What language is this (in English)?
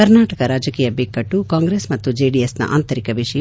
Kannada